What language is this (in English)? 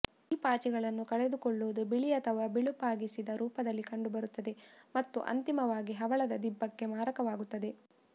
Kannada